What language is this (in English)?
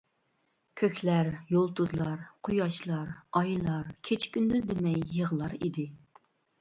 Uyghur